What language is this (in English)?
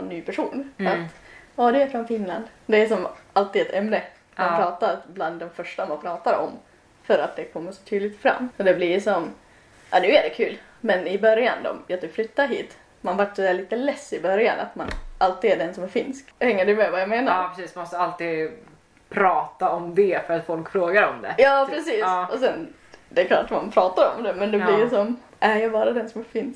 Swedish